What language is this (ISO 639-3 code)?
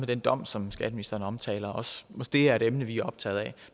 dan